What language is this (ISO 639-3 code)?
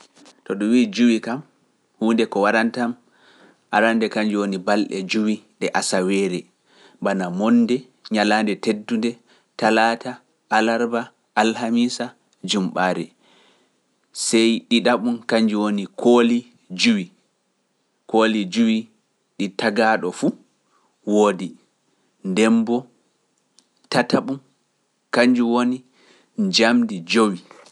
fuf